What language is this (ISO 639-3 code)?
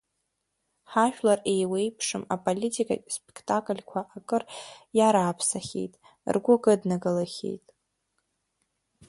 abk